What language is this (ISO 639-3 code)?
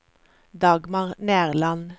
nor